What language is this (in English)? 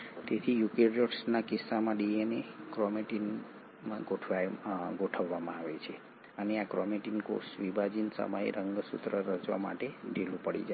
Gujarati